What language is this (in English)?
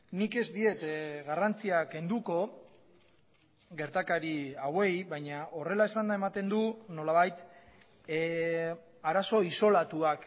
Basque